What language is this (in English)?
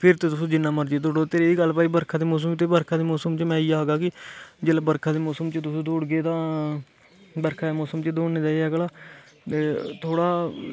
Dogri